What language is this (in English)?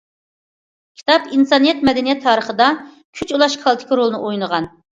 Uyghur